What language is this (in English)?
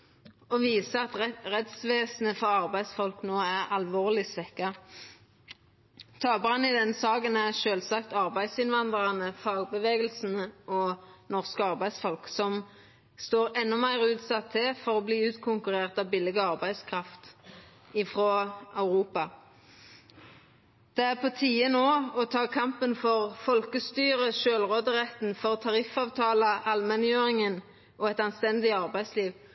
Norwegian Nynorsk